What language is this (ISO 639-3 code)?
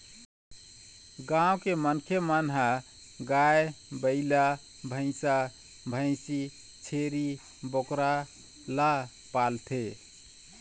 hne